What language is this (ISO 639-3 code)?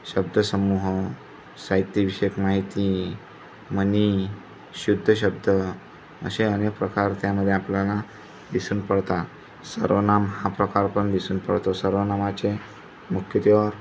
mar